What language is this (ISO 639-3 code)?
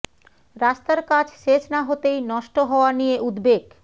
ben